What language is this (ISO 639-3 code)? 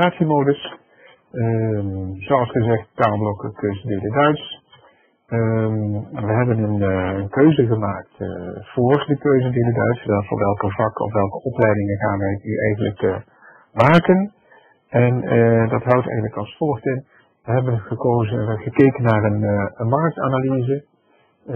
nld